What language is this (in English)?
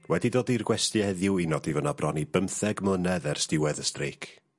Welsh